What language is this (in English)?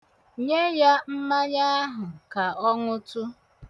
Igbo